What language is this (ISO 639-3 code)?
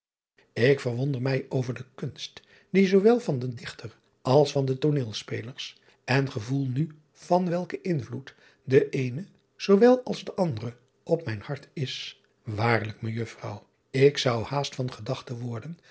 nld